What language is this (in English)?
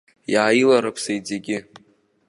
Abkhazian